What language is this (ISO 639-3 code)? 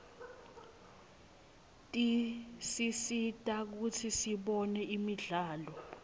ssw